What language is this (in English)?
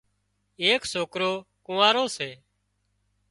Wadiyara Koli